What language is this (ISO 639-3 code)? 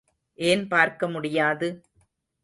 tam